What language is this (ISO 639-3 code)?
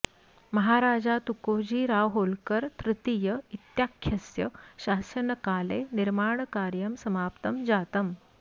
san